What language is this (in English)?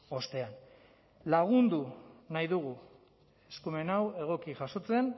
Basque